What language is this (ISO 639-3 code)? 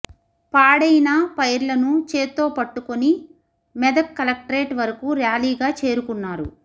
tel